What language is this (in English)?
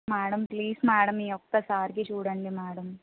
Telugu